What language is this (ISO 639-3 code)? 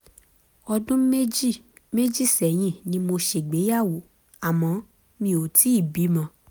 yor